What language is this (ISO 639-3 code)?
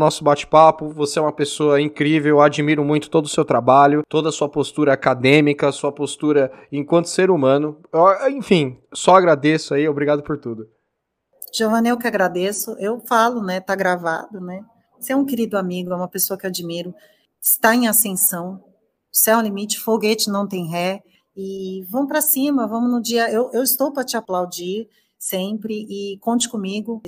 por